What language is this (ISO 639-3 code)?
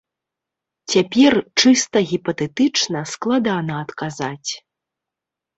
bel